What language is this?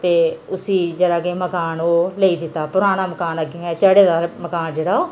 Dogri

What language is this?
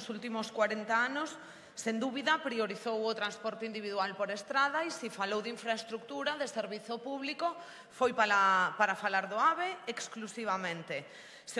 Spanish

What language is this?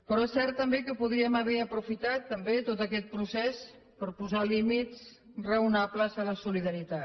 Catalan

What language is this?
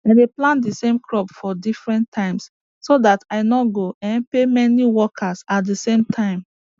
Nigerian Pidgin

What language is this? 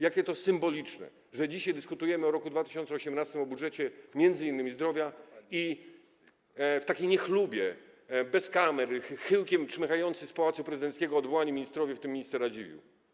Polish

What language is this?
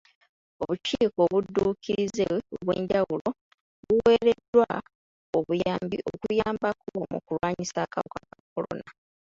Ganda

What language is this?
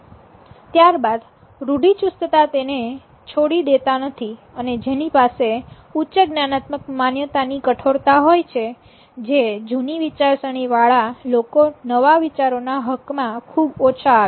Gujarati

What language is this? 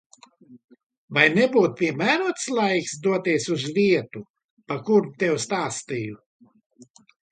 Latvian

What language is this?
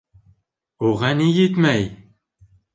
Bashkir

